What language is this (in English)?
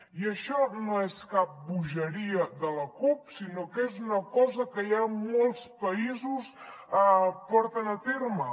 Catalan